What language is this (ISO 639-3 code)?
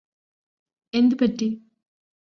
mal